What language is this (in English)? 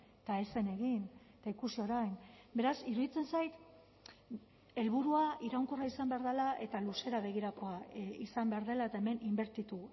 Basque